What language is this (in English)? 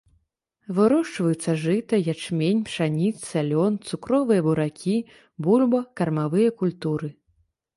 Belarusian